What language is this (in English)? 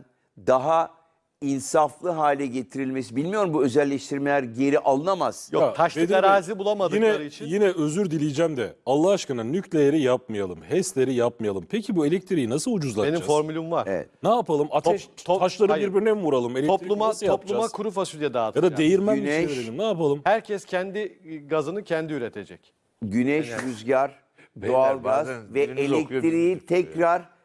Turkish